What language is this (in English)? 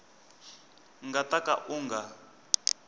Tsonga